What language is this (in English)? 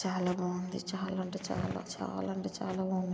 Telugu